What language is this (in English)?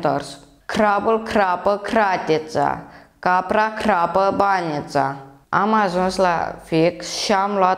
Romanian